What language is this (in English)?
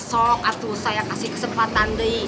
Indonesian